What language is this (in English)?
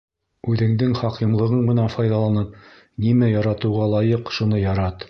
Bashkir